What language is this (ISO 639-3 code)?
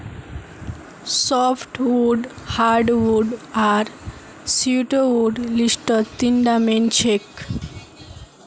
mag